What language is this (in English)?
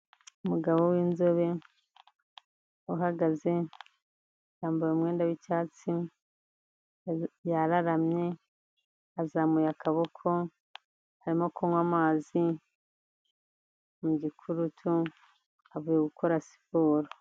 Kinyarwanda